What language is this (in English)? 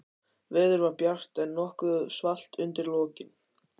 Icelandic